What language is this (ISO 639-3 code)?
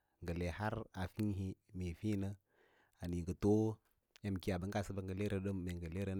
lla